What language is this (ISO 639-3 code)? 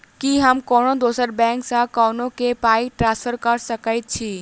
mai